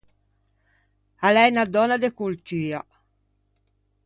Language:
Ligurian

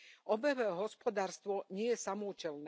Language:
Slovak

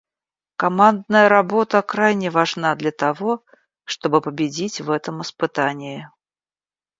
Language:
Russian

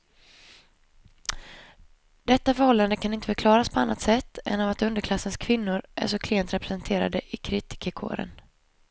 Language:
Swedish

